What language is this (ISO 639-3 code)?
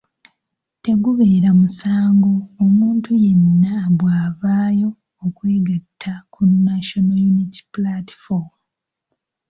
lug